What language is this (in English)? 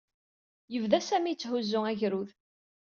Kabyle